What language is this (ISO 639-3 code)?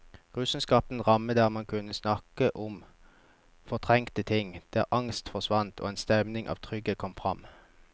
nor